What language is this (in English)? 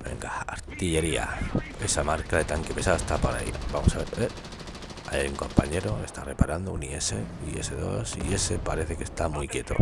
Spanish